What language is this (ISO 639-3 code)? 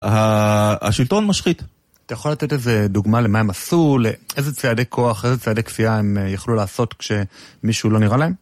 heb